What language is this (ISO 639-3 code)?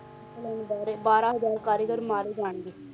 pan